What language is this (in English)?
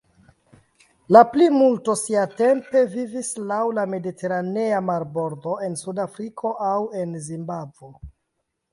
Esperanto